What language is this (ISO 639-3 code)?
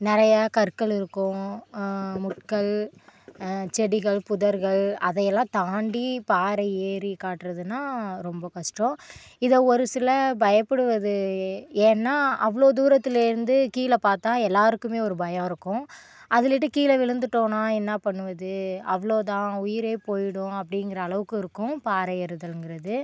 tam